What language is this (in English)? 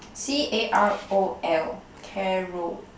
English